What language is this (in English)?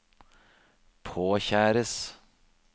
Norwegian